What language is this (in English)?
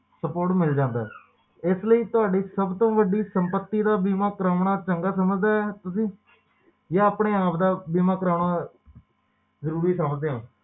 Punjabi